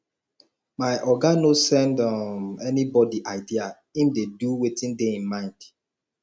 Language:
Nigerian Pidgin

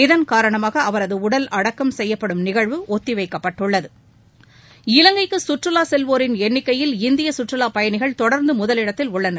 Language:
Tamil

